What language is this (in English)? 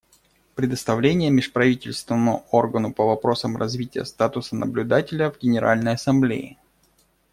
Russian